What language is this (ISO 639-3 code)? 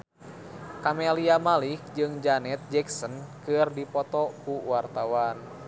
sun